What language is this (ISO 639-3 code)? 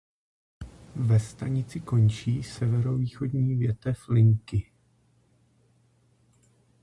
ces